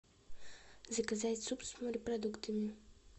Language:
Russian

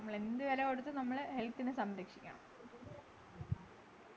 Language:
Malayalam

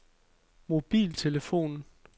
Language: Danish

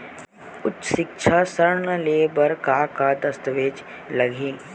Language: Chhattisgarhi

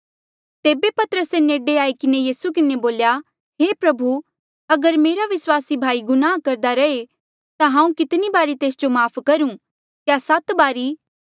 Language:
Mandeali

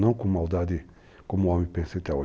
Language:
Portuguese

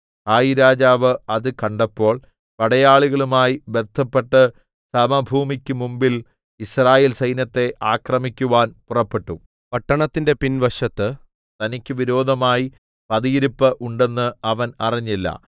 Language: Malayalam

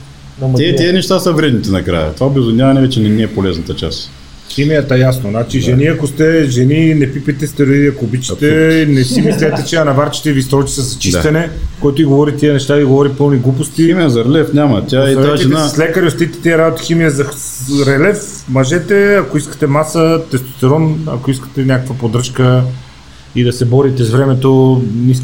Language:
Bulgarian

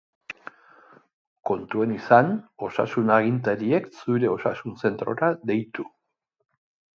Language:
Basque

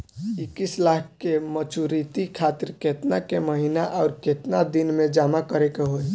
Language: Bhojpuri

